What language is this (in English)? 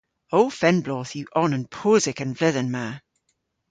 Cornish